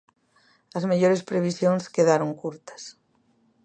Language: Galician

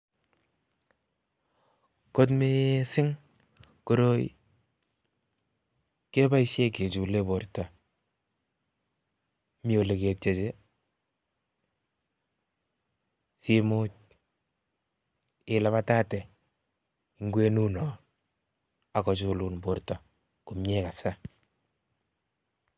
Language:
Kalenjin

